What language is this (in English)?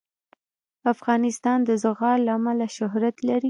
Pashto